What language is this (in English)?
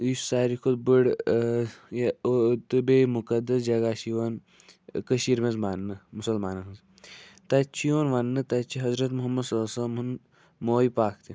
Kashmiri